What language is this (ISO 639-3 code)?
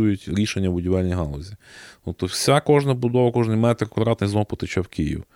ukr